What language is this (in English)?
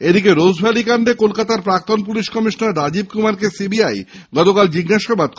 Bangla